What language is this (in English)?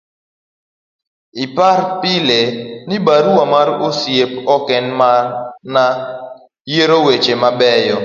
Luo (Kenya and Tanzania)